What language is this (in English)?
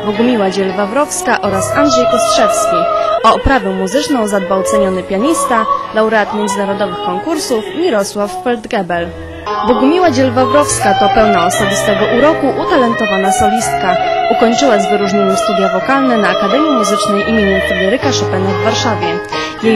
Polish